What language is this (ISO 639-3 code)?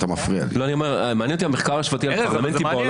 heb